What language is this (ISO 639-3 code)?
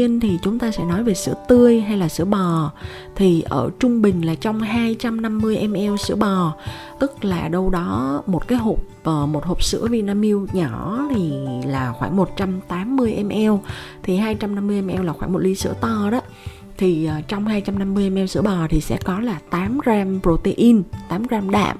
vie